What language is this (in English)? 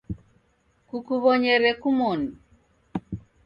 Taita